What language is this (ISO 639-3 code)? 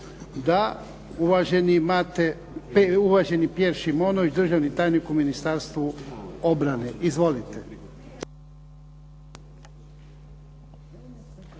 hrv